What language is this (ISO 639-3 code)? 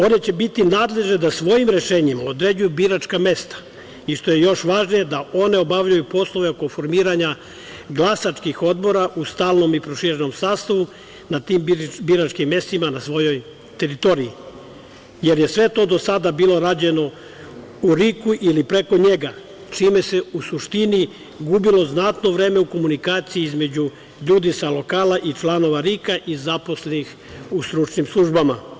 srp